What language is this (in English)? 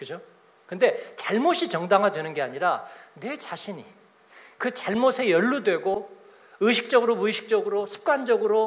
Korean